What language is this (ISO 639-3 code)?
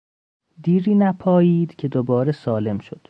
fas